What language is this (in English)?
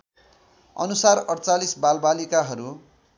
Nepali